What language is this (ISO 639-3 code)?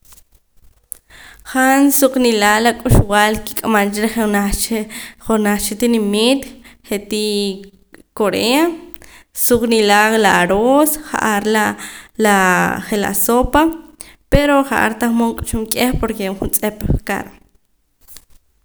poc